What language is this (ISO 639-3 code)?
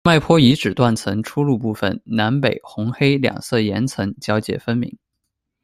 zho